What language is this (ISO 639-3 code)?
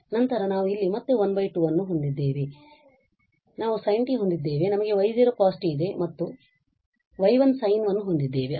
kan